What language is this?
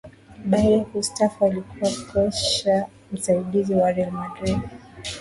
Swahili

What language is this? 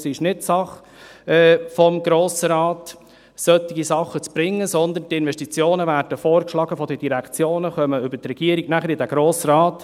Swiss German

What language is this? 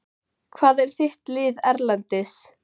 Icelandic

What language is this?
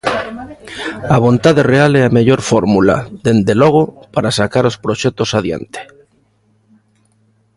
Galician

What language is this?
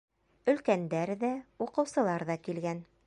Bashkir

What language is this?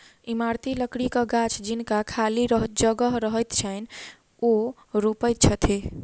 Maithili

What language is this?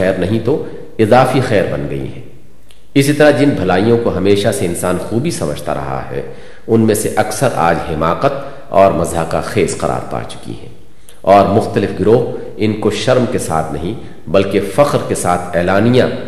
Urdu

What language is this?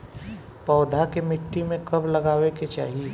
Bhojpuri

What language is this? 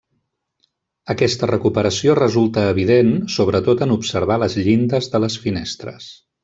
Catalan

